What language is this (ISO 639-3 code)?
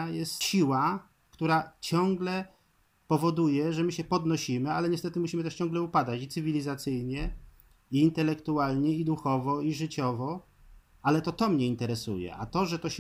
pol